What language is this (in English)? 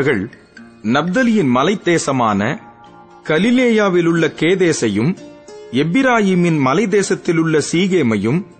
Tamil